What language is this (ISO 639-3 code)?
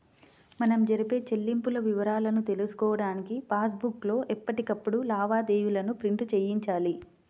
tel